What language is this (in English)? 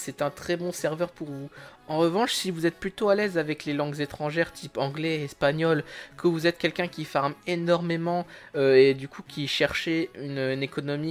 French